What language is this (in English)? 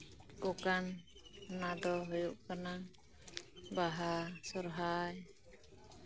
Santali